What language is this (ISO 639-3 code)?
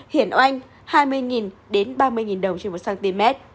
vie